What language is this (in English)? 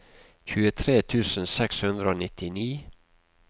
Norwegian